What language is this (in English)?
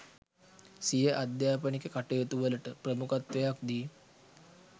Sinhala